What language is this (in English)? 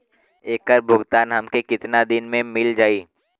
Bhojpuri